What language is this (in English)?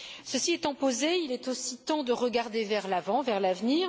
French